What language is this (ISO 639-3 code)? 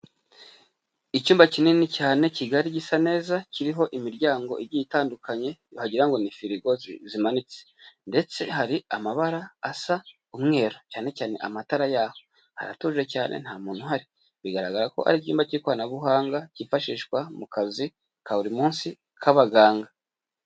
kin